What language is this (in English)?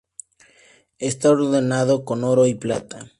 Spanish